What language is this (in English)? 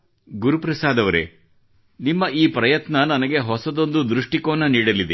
Kannada